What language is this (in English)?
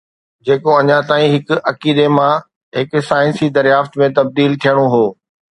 Sindhi